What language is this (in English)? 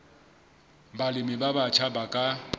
Southern Sotho